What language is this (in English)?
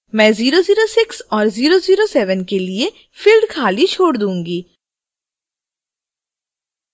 Hindi